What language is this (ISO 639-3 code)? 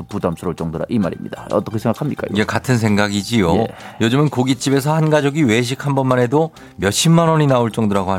kor